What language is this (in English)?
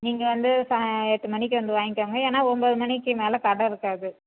Tamil